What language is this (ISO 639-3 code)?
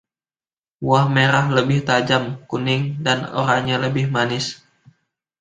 ind